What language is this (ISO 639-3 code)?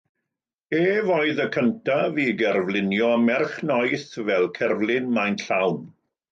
cym